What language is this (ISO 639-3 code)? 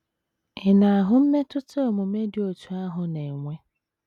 ibo